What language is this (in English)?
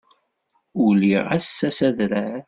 Kabyle